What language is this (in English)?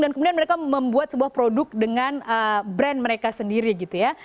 Indonesian